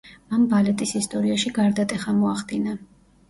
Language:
Georgian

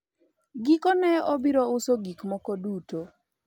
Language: Luo (Kenya and Tanzania)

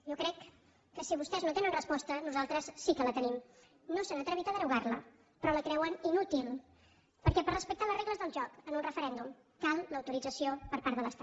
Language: Catalan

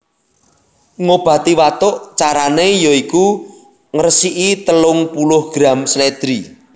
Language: Javanese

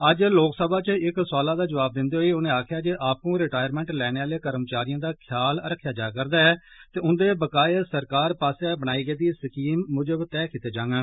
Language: Dogri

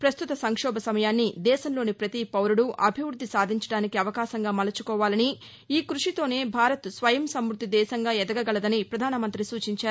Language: Telugu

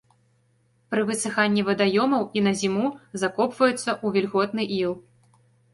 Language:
Belarusian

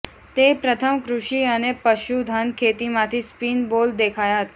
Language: Gujarati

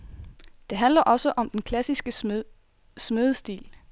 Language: Danish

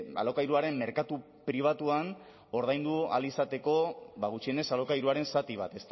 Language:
Basque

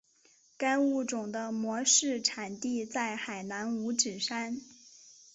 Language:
Chinese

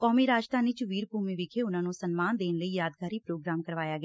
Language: Punjabi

